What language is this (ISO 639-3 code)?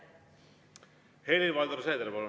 est